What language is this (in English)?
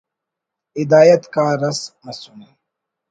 Brahui